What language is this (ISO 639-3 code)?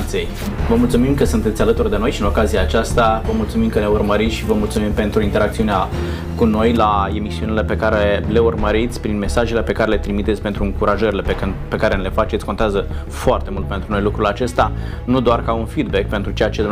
ron